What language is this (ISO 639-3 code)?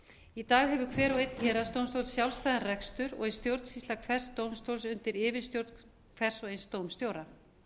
isl